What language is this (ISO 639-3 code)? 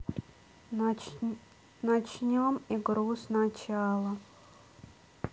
rus